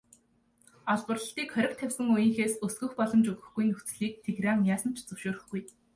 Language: Mongolian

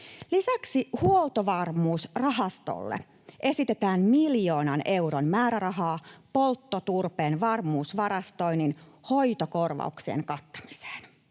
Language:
Finnish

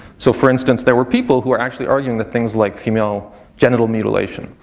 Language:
English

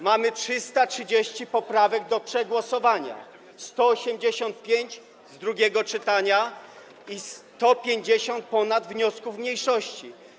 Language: Polish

